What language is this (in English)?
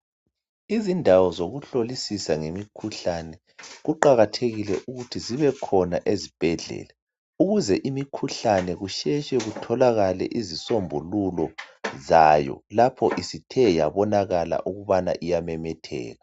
North Ndebele